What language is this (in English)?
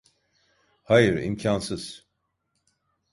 Turkish